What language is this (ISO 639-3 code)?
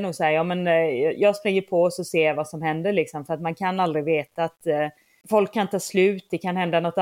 swe